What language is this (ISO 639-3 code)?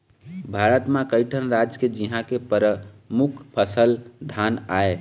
hne